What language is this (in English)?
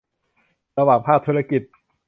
Thai